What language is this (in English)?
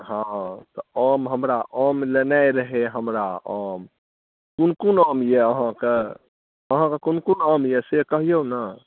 Maithili